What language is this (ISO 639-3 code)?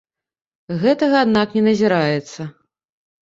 bel